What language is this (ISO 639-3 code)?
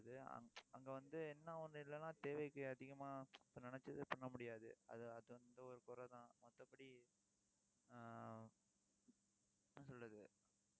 tam